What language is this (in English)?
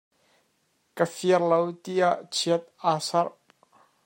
Hakha Chin